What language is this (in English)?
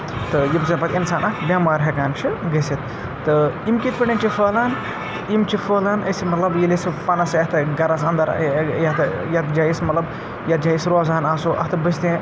Kashmiri